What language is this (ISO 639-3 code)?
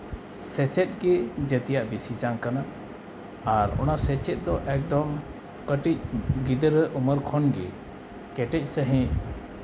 sat